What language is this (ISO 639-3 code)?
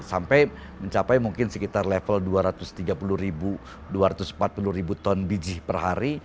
ind